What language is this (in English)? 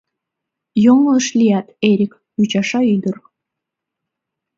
Mari